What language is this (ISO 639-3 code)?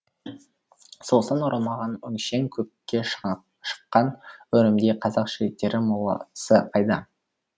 kaz